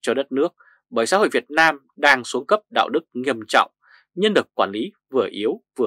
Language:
Vietnamese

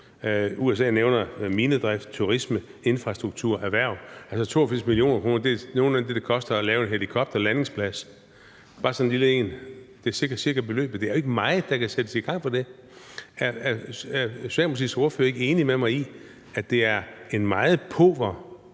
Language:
Danish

